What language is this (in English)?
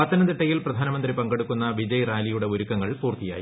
Malayalam